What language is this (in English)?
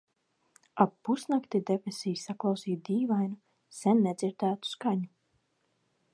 Latvian